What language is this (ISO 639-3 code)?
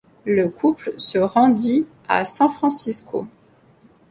fra